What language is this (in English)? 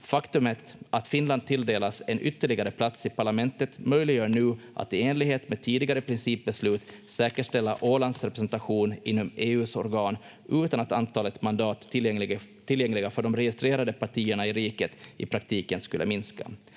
Finnish